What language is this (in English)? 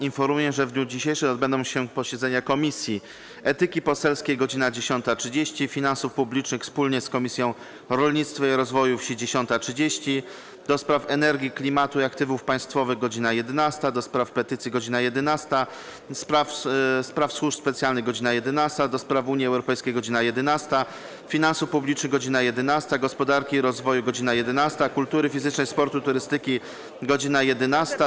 Polish